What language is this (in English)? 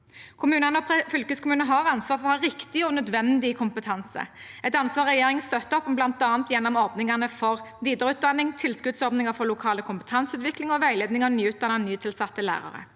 Norwegian